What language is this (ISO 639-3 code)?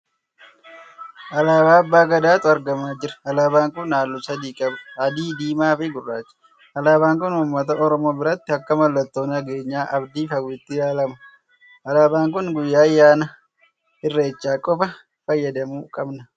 orm